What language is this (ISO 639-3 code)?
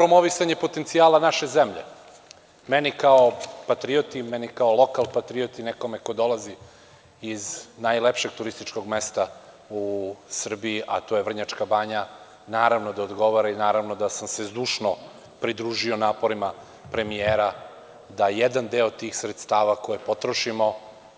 srp